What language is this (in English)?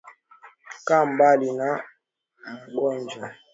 Swahili